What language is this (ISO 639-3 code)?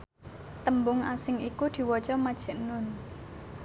jav